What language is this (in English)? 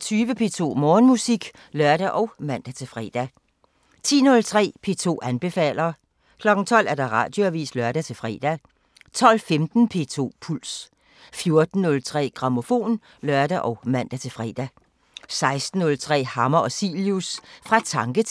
Danish